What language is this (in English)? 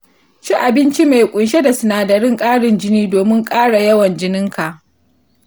Hausa